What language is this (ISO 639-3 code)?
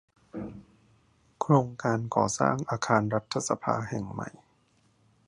tha